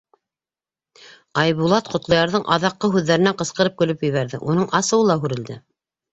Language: Bashkir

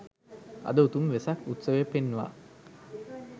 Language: Sinhala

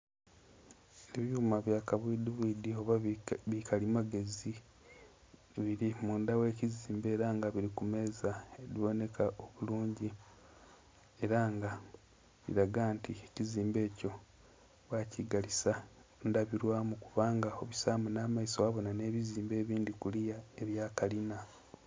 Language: Soga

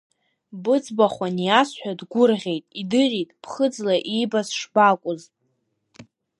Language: Abkhazian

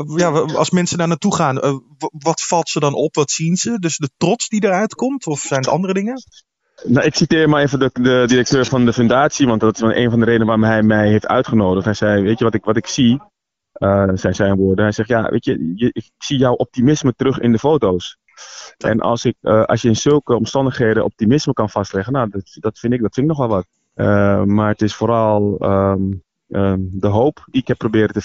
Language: Dutch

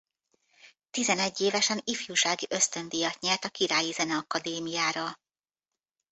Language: Hungarian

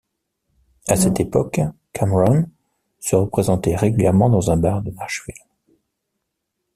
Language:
French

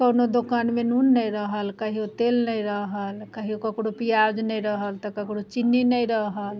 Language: Maithili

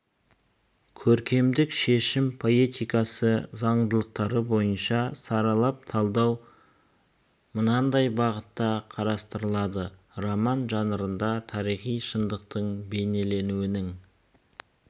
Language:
Kazakh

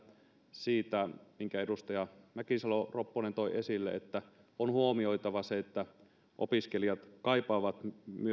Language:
Finnish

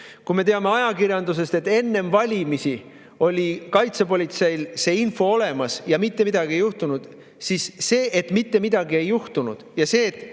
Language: Estonian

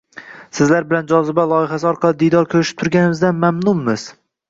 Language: Uzbek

